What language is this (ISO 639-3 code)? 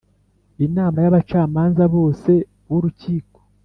kin